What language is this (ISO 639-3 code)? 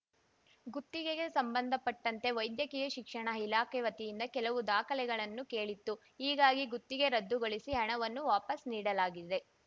kan